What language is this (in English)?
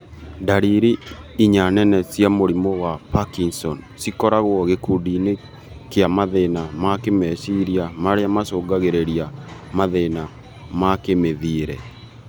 Kikuyu